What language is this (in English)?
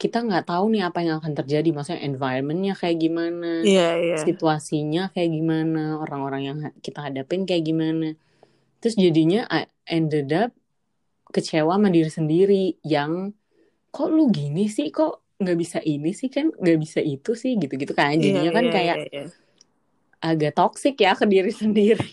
Indonesian